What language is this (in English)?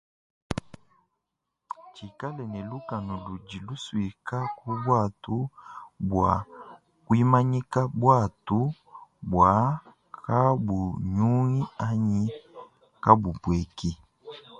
Luba-Lulua